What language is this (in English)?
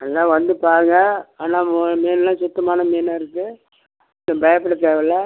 Tamil